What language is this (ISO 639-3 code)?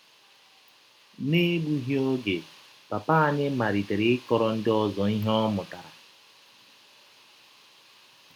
ibo